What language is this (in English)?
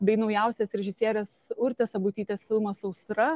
Lithuanian